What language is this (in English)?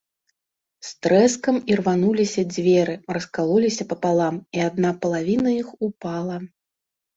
Belarusian